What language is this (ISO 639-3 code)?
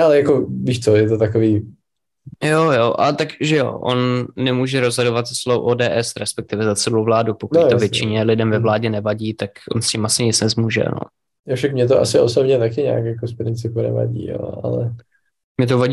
ces